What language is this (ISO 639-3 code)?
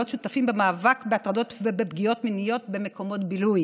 heb